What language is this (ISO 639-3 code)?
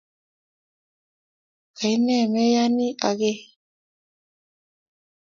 kln